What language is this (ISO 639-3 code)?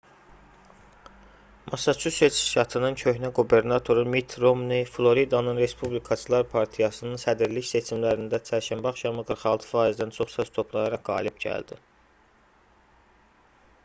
aze